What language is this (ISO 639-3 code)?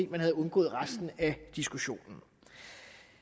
dan